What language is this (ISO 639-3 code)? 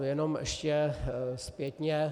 ces